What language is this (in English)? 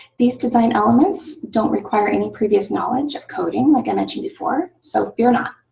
English